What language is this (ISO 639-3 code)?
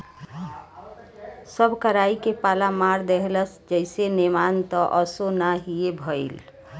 bho